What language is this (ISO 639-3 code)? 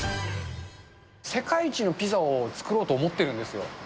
jpn